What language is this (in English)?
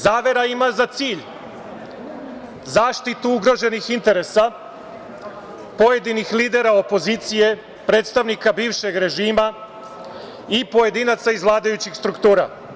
Serbian